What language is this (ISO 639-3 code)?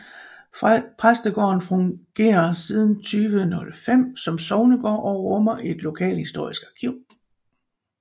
dan